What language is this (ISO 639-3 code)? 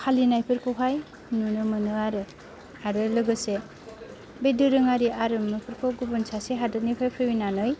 brx